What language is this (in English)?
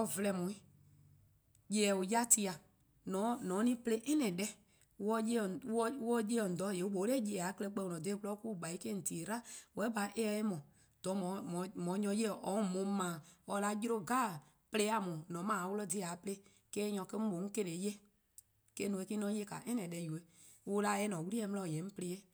Eastern Krahn